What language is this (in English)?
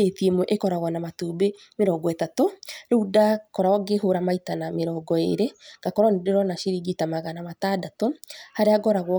Kikuyu